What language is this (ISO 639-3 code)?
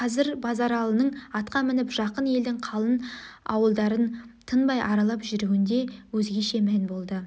kaz